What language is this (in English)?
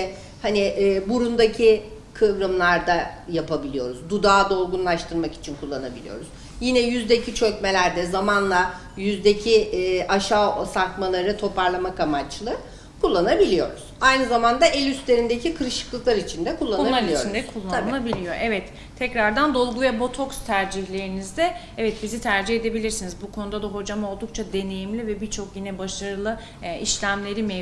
Turkish